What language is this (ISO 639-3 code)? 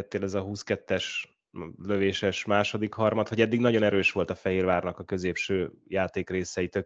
hun